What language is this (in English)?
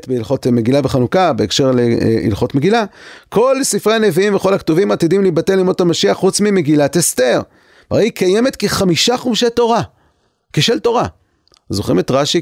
Hebrew